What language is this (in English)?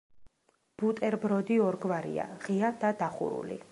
Georgian